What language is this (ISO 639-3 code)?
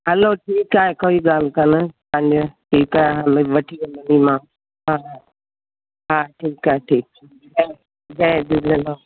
snd